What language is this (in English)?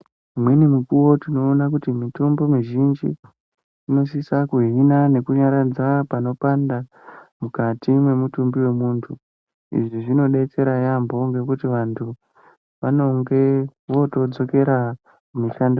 Ndau